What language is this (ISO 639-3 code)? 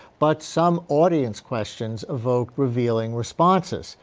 eng